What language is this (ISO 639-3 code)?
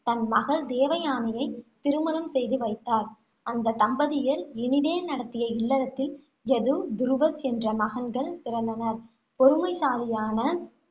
tam